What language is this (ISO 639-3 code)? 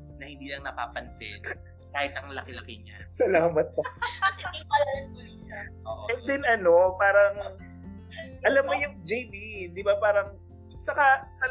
fil